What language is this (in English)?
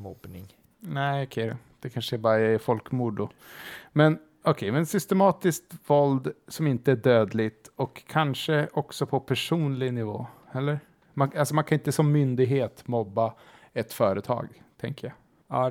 Swedish